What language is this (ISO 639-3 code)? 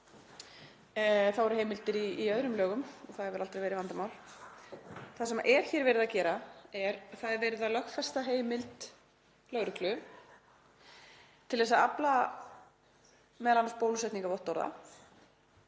isl